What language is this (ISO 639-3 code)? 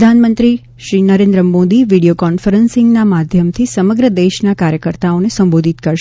guj